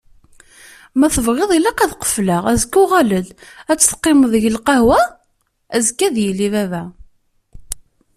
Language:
Kabyle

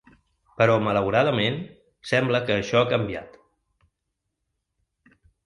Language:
Catalan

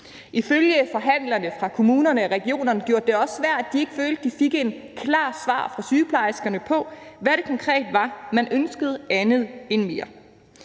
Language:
Danish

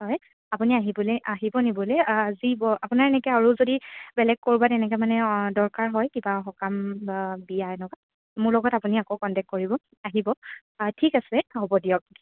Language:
Assamese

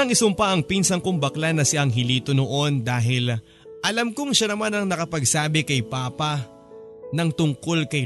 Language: Filipino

